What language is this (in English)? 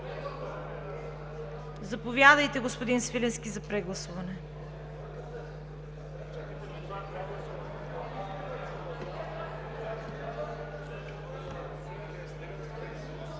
Bulgarian